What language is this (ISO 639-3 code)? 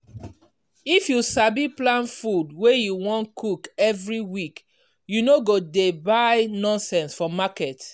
pcm